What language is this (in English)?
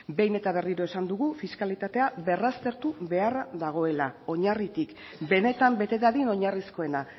Basque